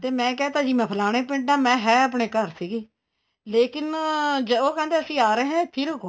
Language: Punjabi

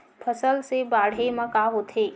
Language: Chhattisgarhi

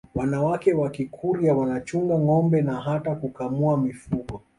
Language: Swahili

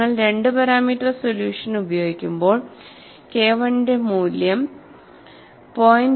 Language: Malayalam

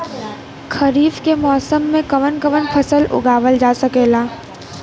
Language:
Bhojpuri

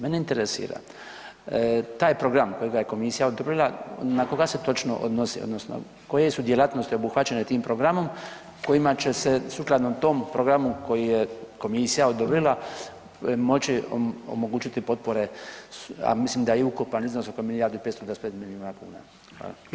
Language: Croatian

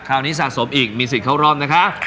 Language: Thai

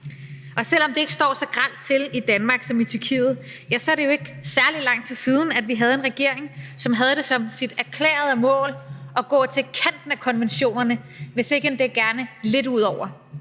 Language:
Danish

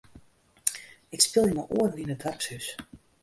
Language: Western Frisian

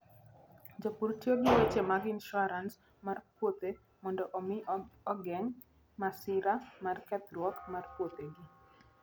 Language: Luo (Kenya and Tanzania)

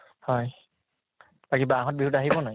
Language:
Assamese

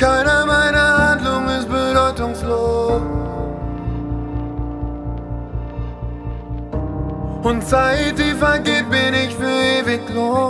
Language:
Dutch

